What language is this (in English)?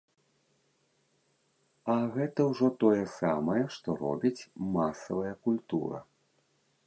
Belarusian